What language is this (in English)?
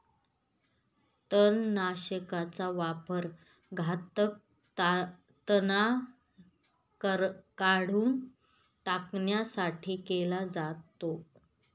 Marathi